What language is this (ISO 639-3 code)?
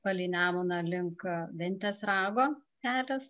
lit